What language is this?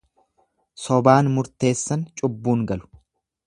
Oromo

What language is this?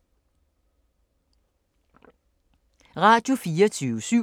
Danish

